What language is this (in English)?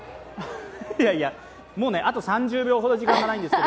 Japanese